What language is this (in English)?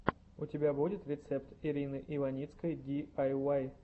Russian